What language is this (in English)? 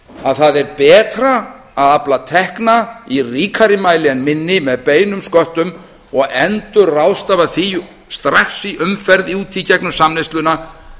Icelandic